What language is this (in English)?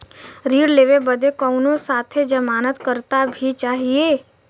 Bhojpuri